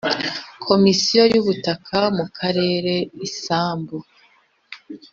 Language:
Kinyarwanda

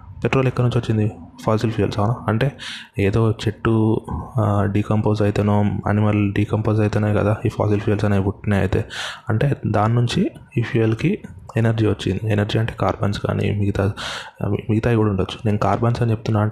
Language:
Telugu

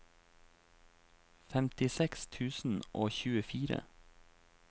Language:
Norwegian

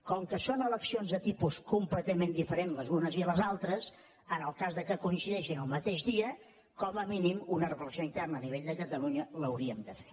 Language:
Catalan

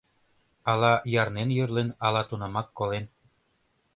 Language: Mari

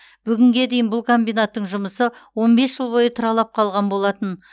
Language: Kazakh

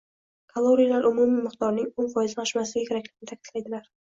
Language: Uzbek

